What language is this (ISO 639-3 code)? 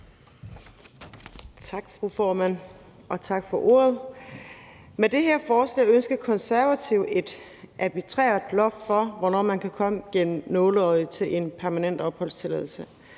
dan